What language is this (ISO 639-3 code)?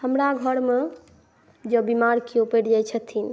mai